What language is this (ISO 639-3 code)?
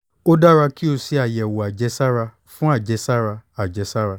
yor